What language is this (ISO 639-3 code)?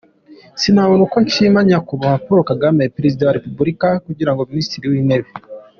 kin